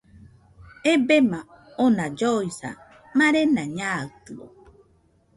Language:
Nüpode Huitoto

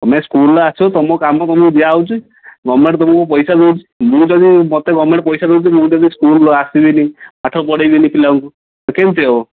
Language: Odia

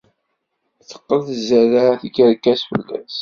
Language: Kabyle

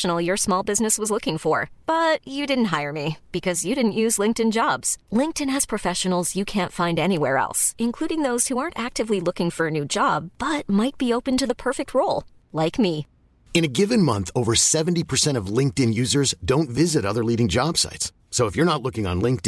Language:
Filipino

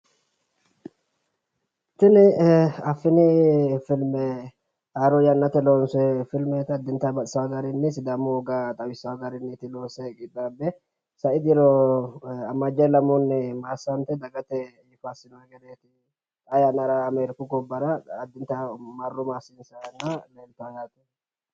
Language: Sidamo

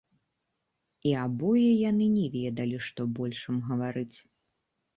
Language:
Belarusian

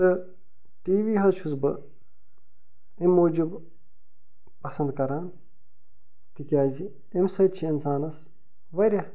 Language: Kashmiri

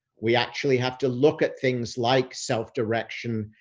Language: English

